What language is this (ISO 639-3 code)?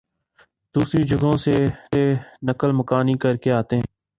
urd